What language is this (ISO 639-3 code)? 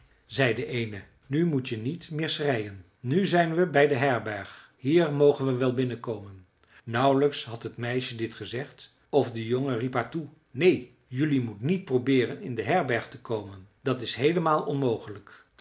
nld